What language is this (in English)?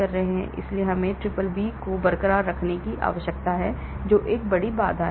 Hindi